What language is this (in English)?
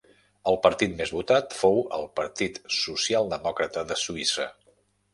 Catalan